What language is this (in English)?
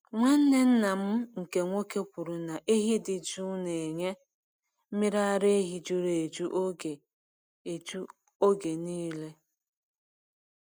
Igbo